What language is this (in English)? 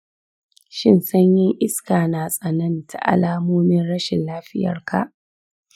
Hausa